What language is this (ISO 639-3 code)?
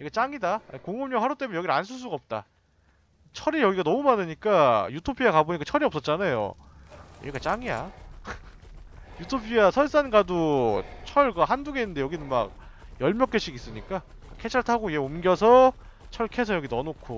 kor